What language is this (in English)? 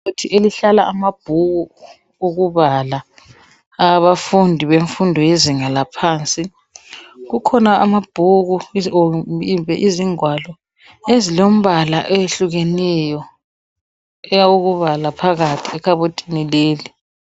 North Ndebele